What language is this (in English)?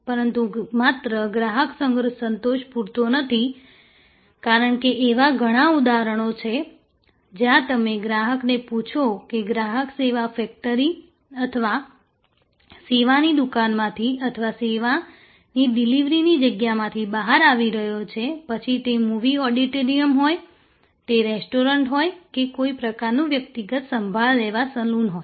Gujarati